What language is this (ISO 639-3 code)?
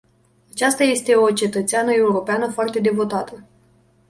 ron